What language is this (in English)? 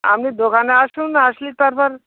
Bangla